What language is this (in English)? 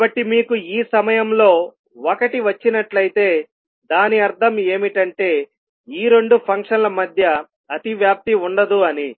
Telugu